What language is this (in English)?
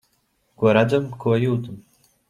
Latvian